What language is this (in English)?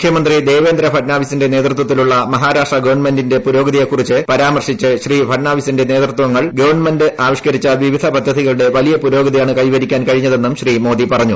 Malayalam